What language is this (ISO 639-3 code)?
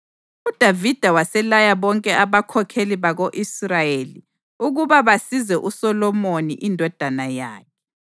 nde